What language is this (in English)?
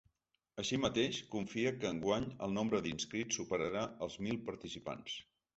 Catalan